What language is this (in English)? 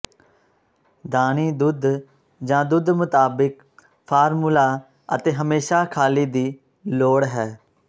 Punjabi